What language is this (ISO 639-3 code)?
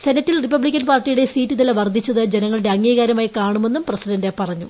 mal